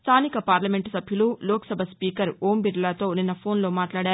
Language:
Telugu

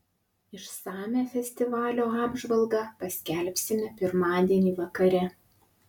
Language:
Lithuanian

